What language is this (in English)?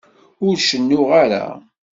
Kabyle